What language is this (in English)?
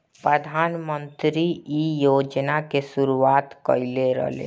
Bhojpuri